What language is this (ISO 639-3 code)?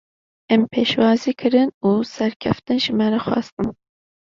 kur